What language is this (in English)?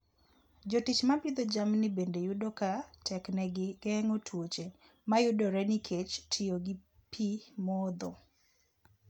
Luo (Kenya and Tanzania)